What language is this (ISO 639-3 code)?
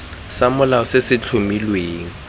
tsn